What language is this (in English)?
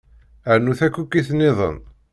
Kabyle